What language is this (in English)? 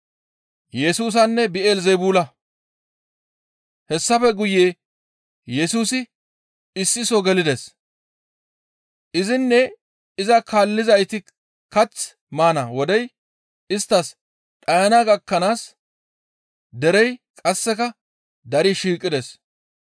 Gamo